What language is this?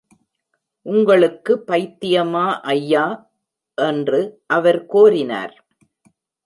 Tamil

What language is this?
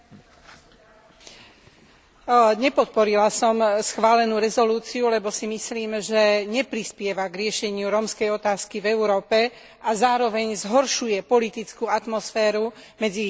Slovak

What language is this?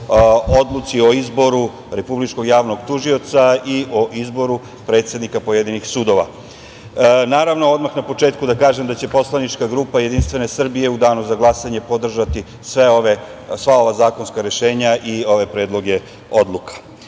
Serbian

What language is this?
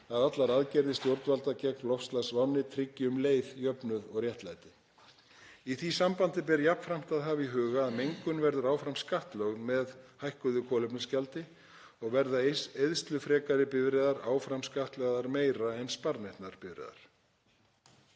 Icelandic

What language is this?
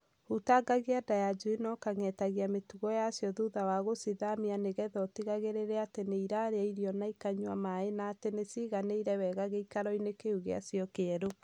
Kikuyu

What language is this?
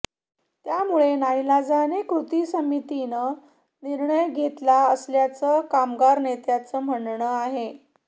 Marathi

